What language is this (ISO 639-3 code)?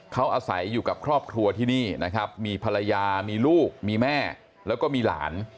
tha